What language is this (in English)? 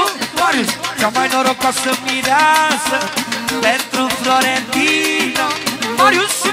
Romanian